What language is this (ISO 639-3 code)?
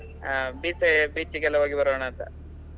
kan